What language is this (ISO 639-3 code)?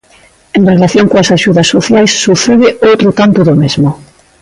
glg